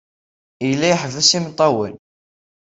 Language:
Kabyle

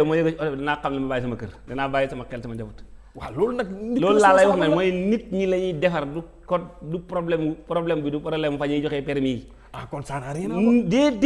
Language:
Indonesian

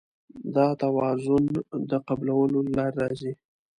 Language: Pashto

